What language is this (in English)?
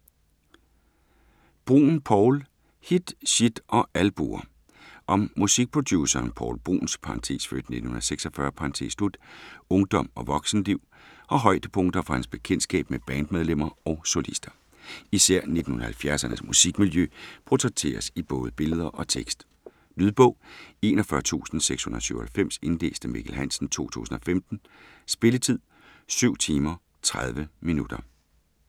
Danish